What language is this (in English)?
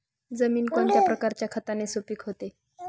Marathi